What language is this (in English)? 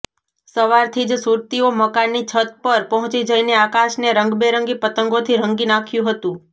Gujarati